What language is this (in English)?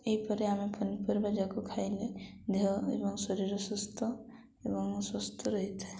Odia